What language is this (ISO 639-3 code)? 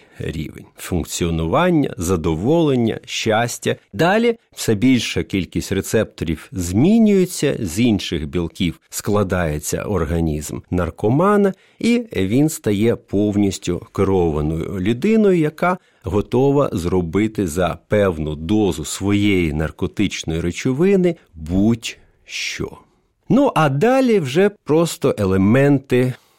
ukr